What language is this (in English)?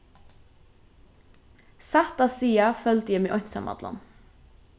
Faroese